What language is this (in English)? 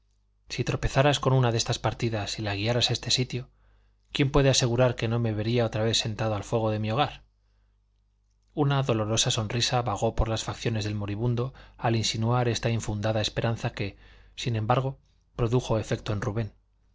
Spanish